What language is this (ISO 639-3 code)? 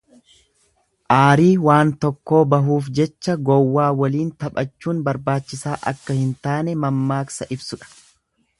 orm